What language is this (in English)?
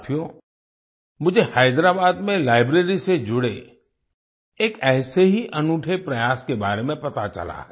Hindi